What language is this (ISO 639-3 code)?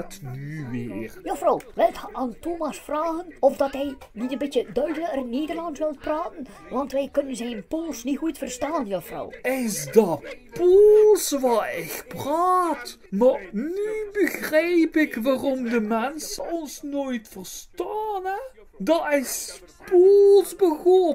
nld